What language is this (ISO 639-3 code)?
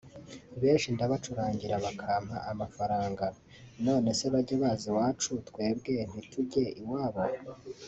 kin